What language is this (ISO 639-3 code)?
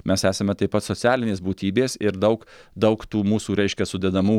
lit